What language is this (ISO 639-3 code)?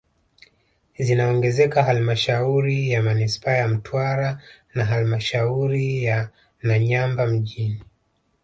swa